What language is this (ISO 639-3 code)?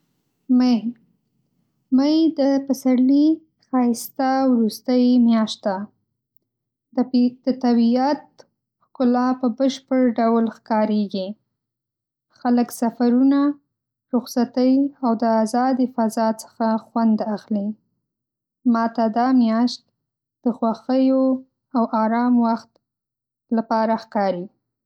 pus